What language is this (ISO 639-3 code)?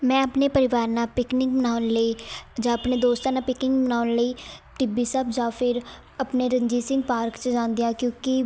pan